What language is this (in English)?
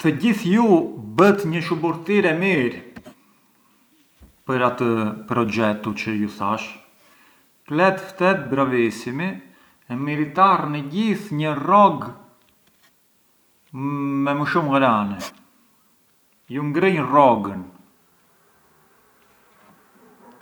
Arbëreshë Albanian